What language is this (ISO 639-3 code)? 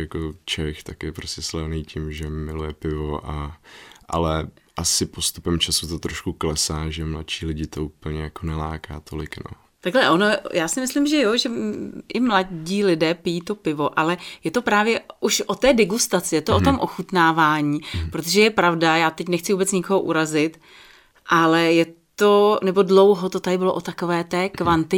ces